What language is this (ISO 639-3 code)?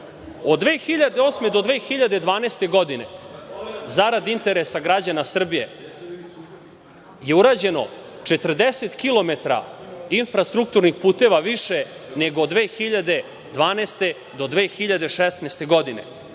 srp